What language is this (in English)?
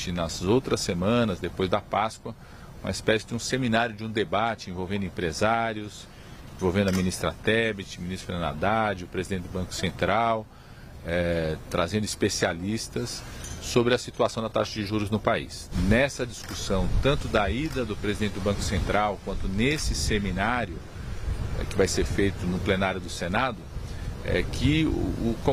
Portuguese